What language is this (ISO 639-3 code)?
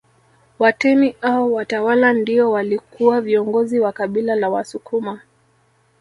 swa